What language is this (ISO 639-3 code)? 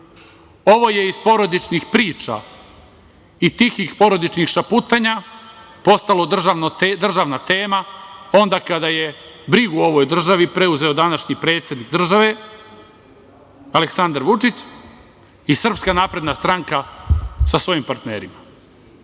srp